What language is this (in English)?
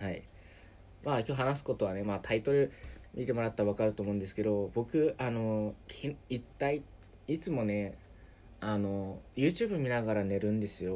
Japanese